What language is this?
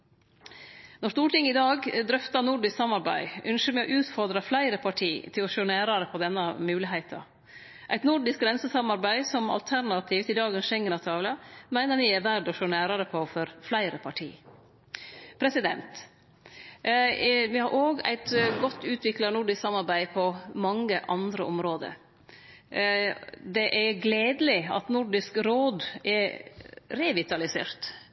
Norwegian Nynorsk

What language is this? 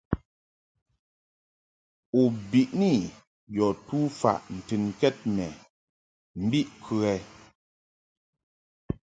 Mungaka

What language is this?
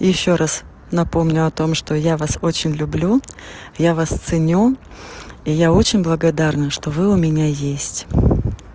Russian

